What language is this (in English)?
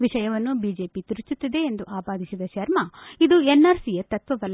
Kannada